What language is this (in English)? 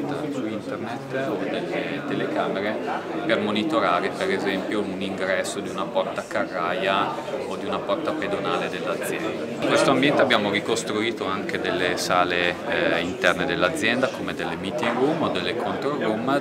Italian